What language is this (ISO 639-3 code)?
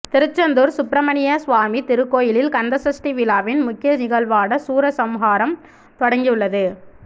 tam